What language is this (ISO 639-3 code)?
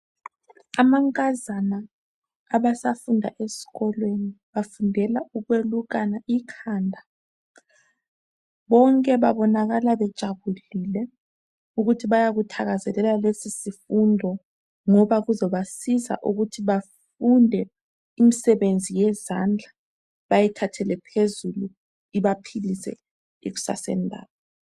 nde